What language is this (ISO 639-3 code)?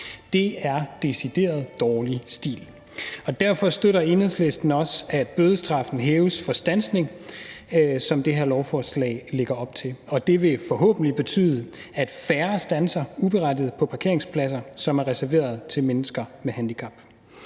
dan